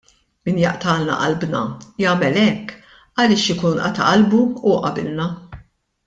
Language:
Maltese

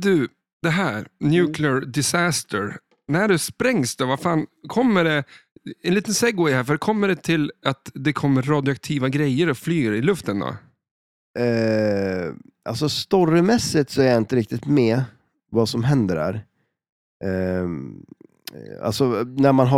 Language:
Swedish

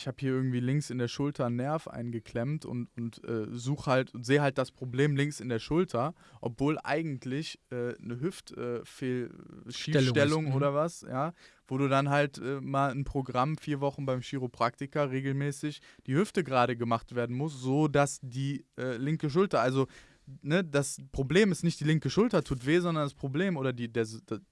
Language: German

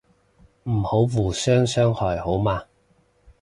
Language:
Cantonese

